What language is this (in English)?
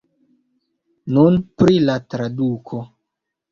Esperanto